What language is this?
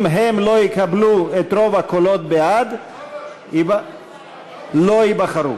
Hebrew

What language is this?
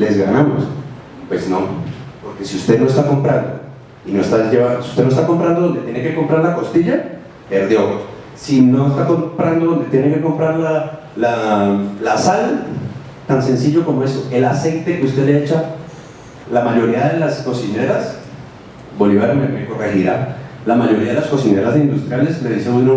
Spanish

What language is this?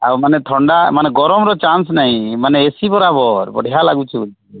Odia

